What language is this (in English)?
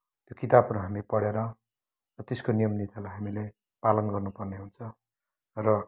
Nepali